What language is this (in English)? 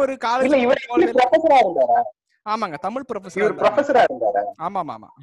Tamil